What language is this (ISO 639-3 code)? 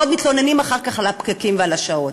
heb